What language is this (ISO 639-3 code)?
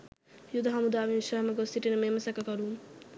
sin